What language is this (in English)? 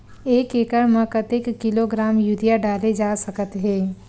Chhattisgarhi